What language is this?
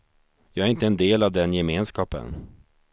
Swedish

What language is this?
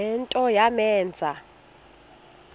Xhosa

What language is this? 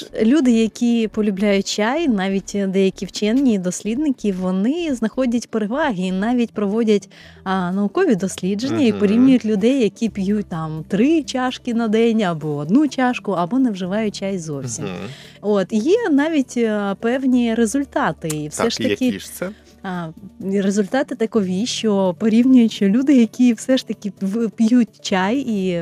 Ukrainian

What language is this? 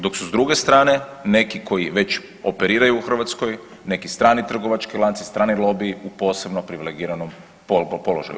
Croatian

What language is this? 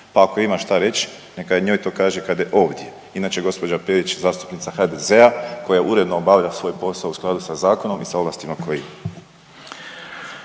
Croatian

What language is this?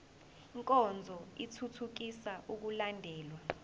Zulu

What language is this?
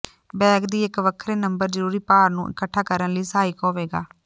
Punjabi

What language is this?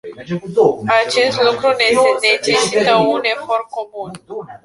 Romanian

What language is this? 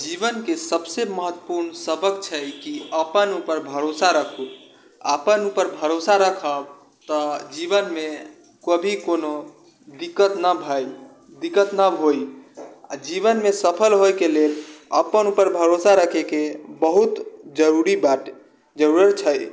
Maithili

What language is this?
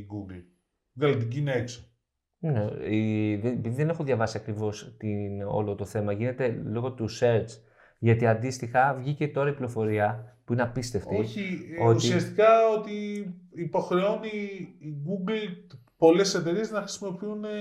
Greek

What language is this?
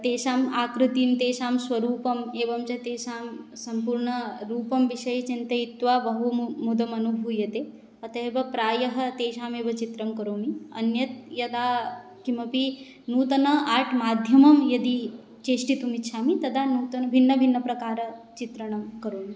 Sanskrit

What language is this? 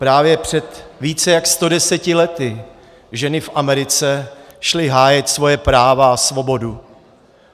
Czech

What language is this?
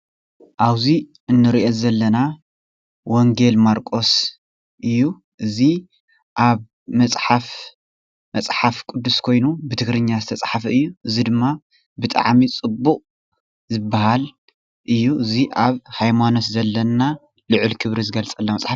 Tigrinya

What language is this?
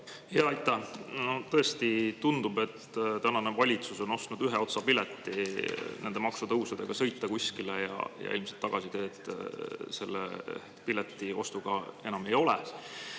Estonian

